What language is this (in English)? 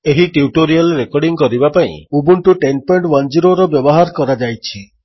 Odia